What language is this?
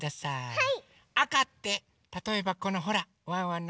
Japanese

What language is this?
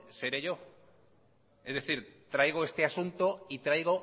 Spanish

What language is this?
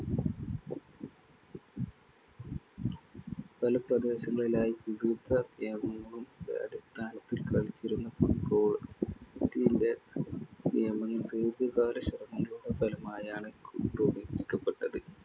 Malayalam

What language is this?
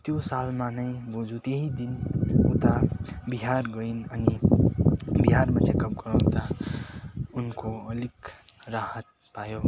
Nepali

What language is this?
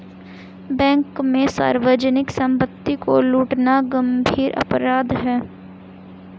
Hindi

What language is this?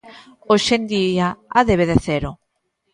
Galician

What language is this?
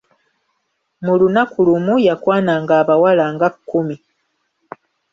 Ganda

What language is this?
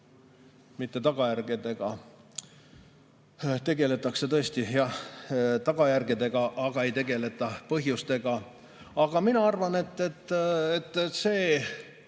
Estonian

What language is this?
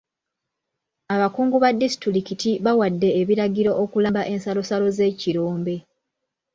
Ganda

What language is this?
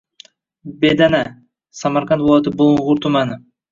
Uzbek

